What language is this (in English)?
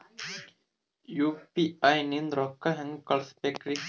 Kannada